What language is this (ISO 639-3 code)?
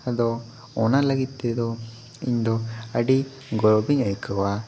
sat